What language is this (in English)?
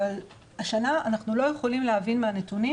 Hebrew